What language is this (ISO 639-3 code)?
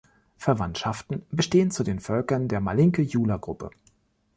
deu